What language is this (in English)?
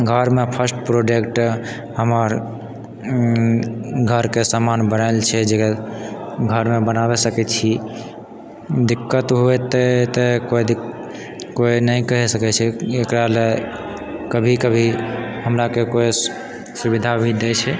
Maithili